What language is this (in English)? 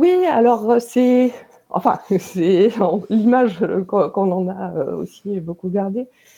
French